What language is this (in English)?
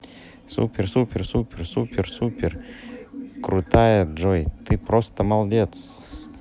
Russian